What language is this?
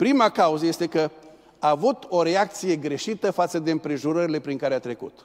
Romanian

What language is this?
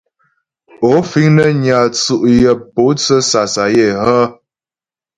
Ghomala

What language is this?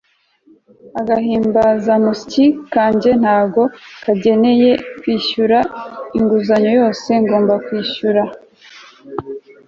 Kinyarwanda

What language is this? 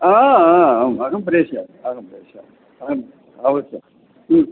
Sanskrit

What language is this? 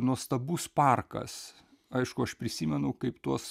Lithuanian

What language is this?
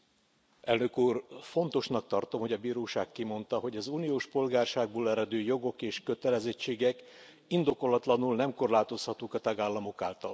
Hungarian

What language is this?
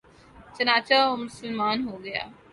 Urdu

